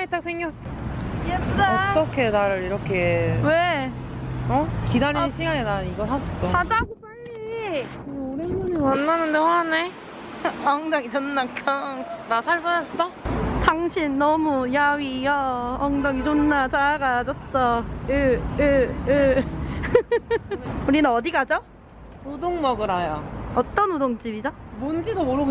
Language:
Korean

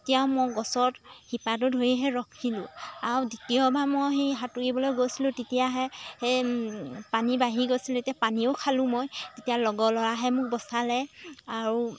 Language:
Assamese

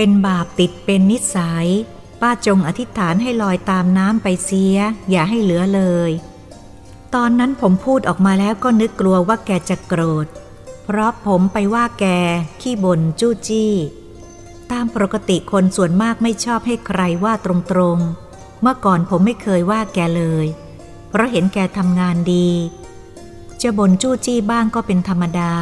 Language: Thai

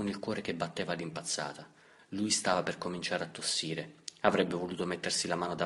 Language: Italian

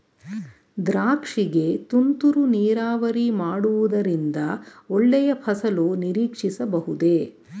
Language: Kannada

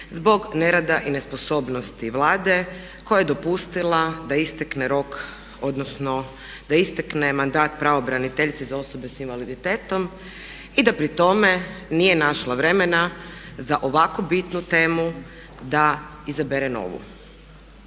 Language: Croatian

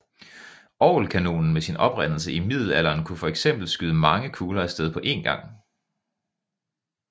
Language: Danish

